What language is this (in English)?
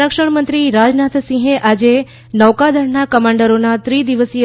Gujarati